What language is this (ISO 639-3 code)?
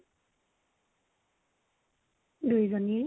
asm